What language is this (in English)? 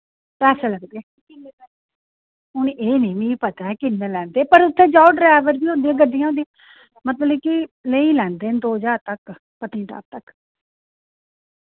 Dogri